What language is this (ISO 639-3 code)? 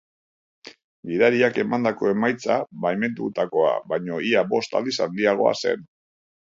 eus